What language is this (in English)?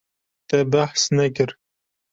Kurdish